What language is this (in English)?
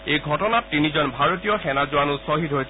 Assamese